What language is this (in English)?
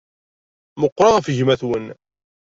Kabyle